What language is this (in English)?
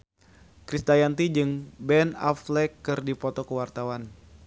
Sundanese